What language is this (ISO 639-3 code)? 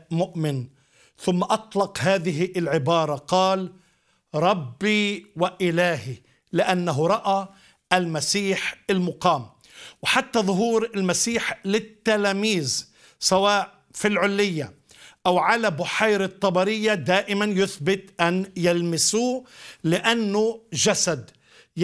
ara